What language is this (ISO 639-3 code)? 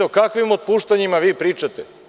srp